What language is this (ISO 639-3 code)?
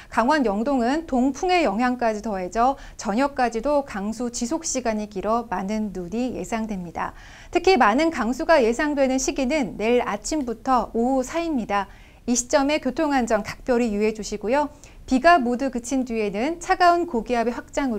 kor